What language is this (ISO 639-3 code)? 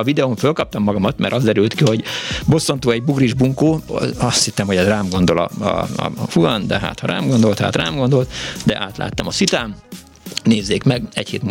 hun